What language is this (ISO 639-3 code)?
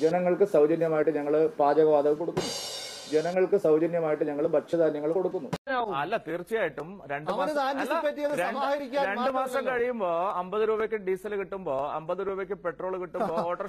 mal